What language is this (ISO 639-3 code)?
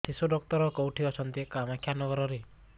ori